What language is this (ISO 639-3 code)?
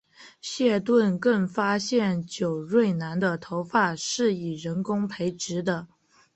zho